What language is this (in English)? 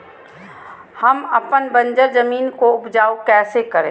Magahi